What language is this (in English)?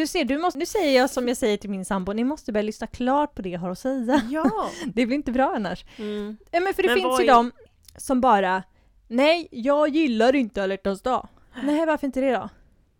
Swedish